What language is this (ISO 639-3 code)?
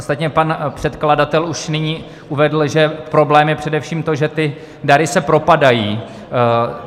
ces